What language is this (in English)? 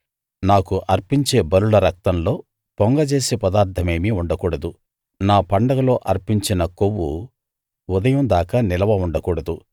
Telugu